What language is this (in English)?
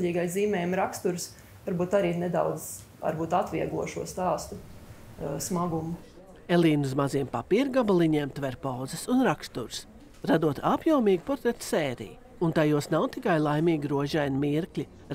Latvian